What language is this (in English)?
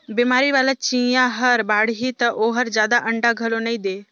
Chhattisgarhi